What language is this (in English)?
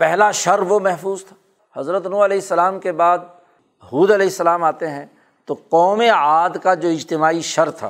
Urdu